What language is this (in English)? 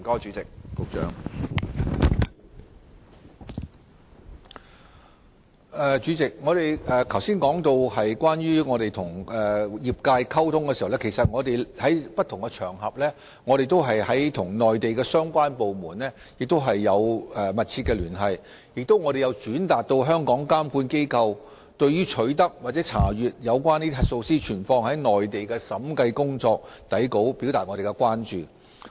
Cantonese